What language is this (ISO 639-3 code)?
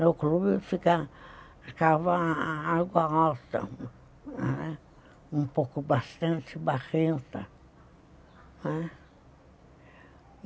por